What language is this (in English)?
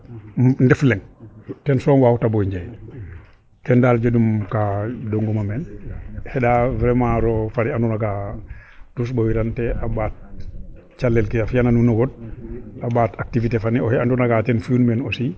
Serer